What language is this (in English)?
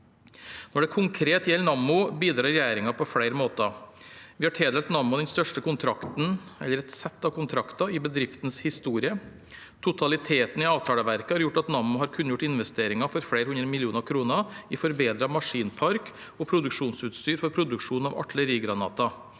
Norwegian